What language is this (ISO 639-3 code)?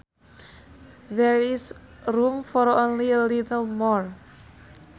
sun